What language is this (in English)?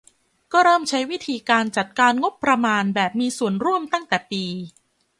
Thai